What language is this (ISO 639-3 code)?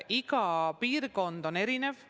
est